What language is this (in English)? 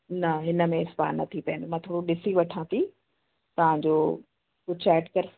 Sindhi